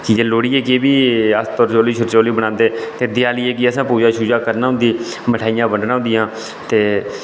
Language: Dogri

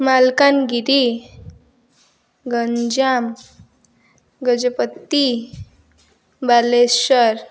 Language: Odia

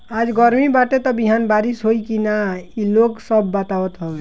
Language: Bhojpuri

